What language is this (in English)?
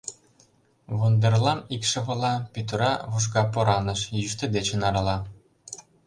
Mari